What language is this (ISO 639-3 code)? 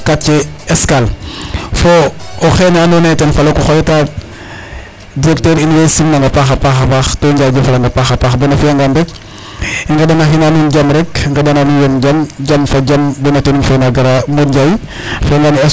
srr